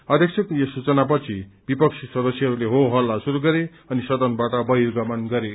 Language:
Nepali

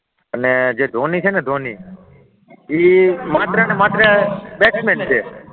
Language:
Gujarati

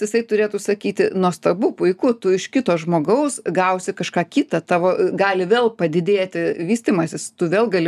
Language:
Lithuanian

